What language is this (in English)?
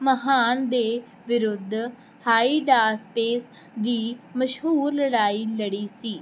Punjabi